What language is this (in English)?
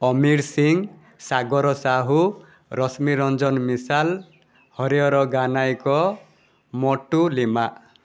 Odia